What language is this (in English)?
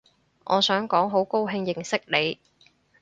Cantonese